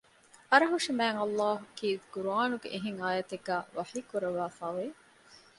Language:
Divehi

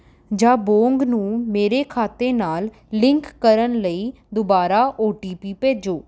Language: Punjabi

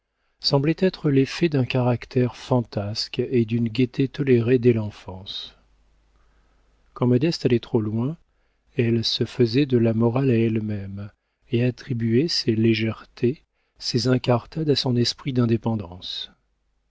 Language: French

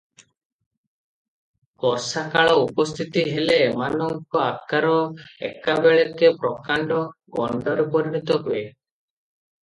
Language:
Odia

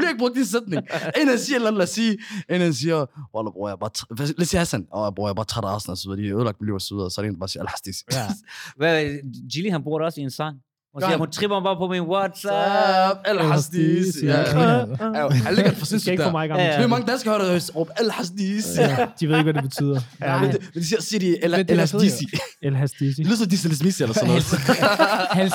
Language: Danish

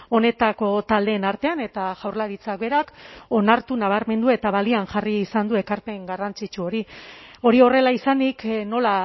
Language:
Basque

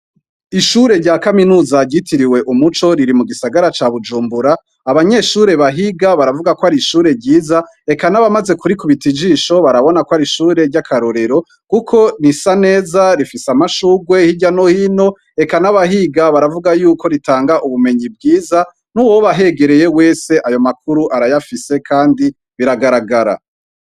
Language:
Rundi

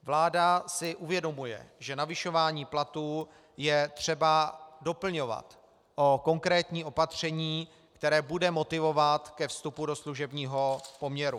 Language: Czech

